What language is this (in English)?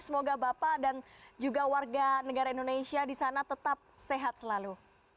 Indonesian